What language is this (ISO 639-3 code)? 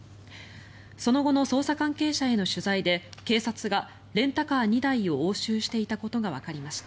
jpn